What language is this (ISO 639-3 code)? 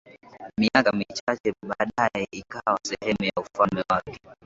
swa